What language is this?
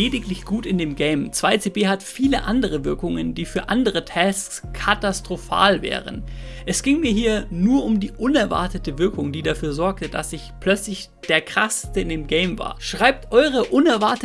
German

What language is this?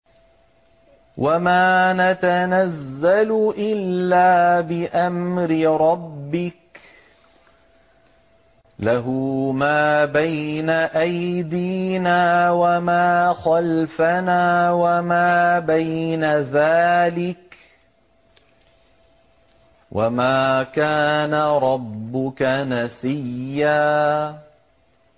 Arabic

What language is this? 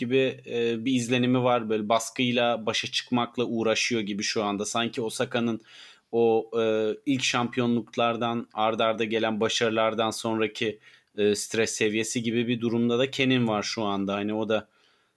Turkish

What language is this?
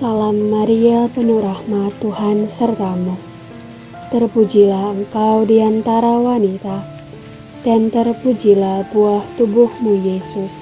Indonesian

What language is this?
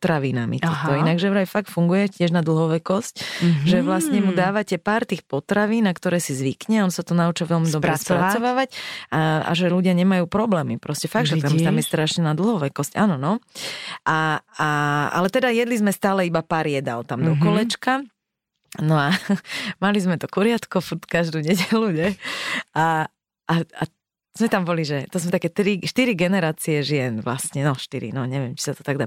Slovak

